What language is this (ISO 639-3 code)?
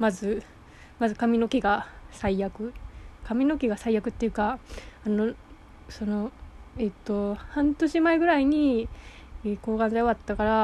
jpn